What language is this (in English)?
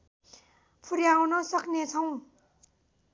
Nepali